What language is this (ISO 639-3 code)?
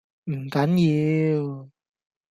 yue